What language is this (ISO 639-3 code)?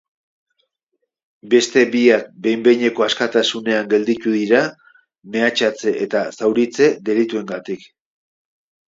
eus